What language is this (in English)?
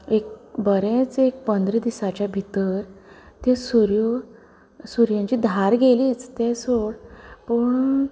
Konkani